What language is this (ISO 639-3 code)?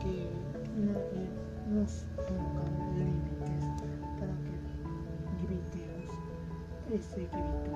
spa